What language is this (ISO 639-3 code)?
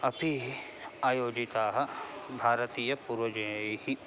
san